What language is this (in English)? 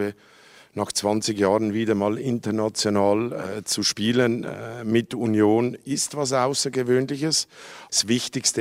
German